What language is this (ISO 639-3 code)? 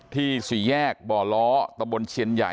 tha